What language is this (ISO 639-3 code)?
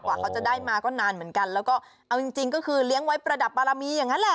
tha